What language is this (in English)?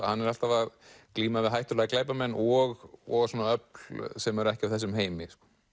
Icelandic